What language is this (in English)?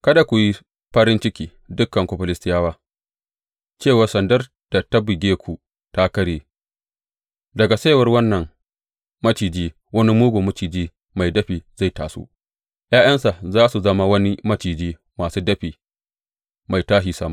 Hausa